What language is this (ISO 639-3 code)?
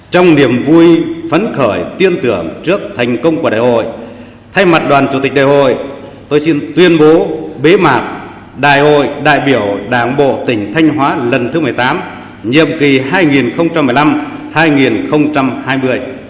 vie